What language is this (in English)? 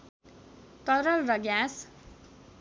Nepali